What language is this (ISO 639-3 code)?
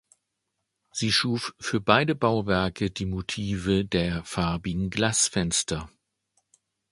deu